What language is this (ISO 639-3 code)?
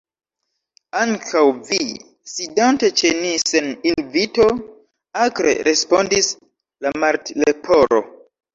epo